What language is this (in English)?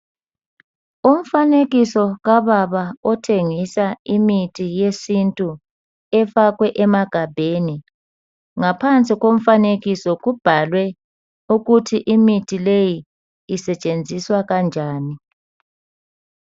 North Ndebele